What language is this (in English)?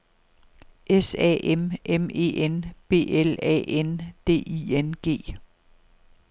Danish